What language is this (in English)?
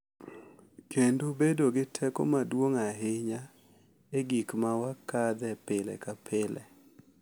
Luo (Kenya and Tanzania)